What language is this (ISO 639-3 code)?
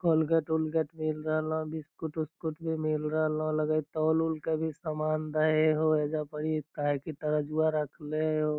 mag